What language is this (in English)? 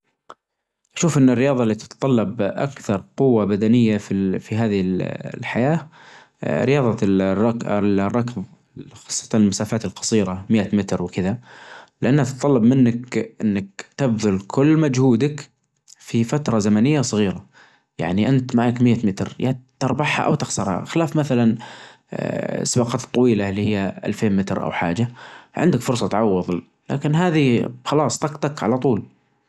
Najdi Arabic